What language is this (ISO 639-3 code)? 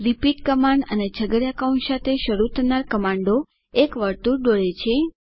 guj